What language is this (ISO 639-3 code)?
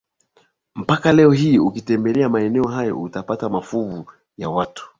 swa